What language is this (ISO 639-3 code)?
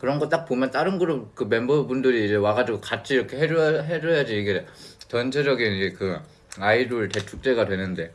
kor